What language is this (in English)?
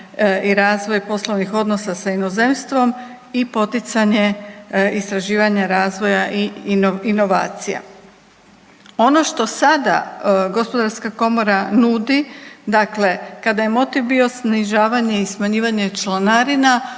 Croatian